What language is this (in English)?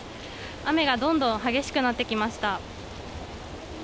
Japanese